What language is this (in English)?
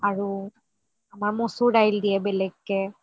Assamese